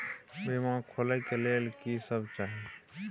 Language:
Maithili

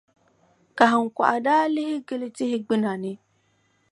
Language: Dagbani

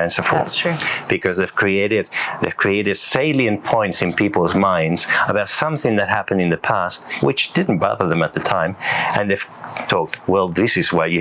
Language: English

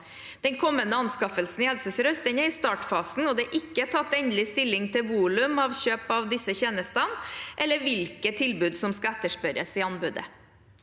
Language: Norwegian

